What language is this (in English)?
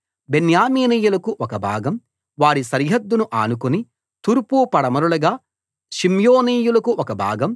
Telugu